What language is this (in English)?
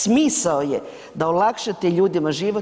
Croatian